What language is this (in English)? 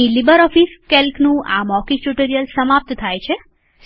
Gujarati